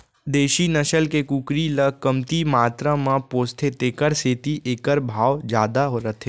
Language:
Chhattisgarhi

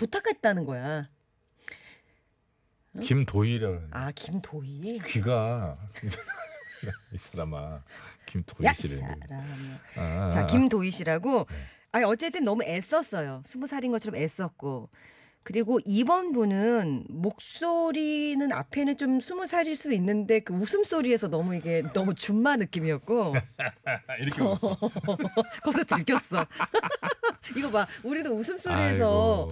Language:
Korean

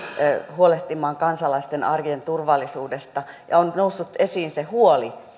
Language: Finnish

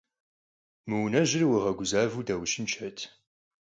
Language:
Kabardian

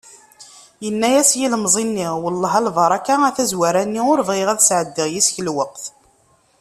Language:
Kabyle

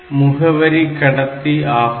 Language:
Tamil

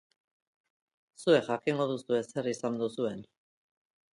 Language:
Basque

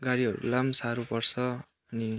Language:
Nepali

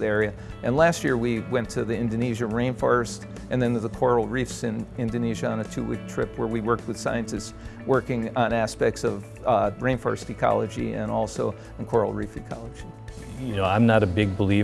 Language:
English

